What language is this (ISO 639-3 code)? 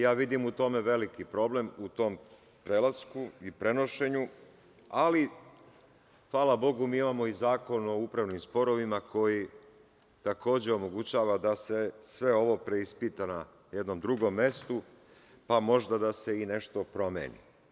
srp